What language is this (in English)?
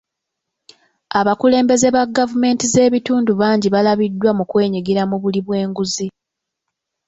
Ganda